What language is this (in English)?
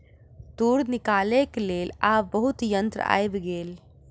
Maithili